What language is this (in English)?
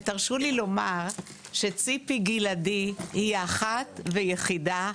Hebrew